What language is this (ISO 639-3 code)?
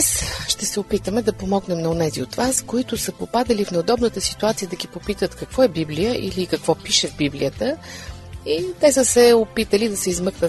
bul